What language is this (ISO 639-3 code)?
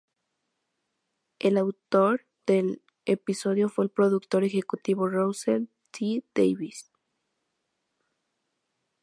spa